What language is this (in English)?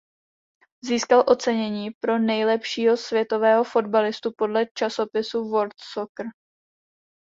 Czech